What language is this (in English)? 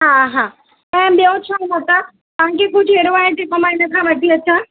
Sindhi